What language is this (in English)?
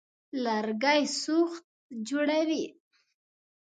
Pashto